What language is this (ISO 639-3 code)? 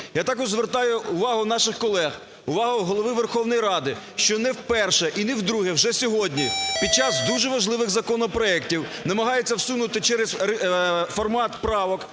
ukr